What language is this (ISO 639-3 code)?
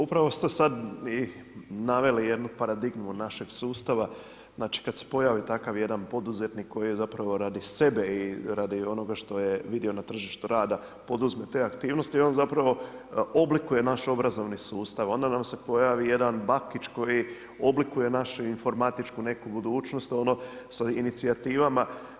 hrv